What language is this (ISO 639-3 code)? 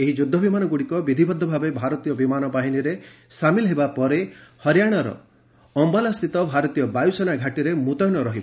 ori